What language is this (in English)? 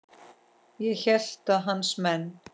Icelandic